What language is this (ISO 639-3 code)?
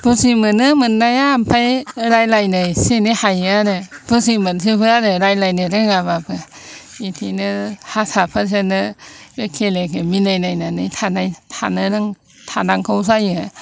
brx